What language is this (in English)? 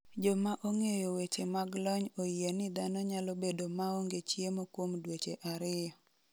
Luo (Kenya and Tanzania)